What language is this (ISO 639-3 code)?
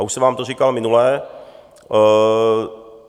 ces